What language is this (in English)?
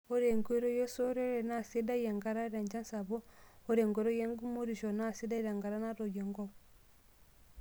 Masai